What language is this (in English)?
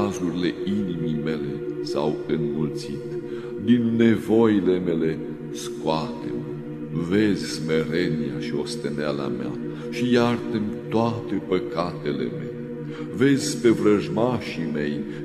Romanian